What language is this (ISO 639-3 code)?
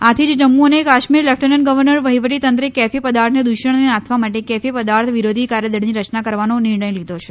guj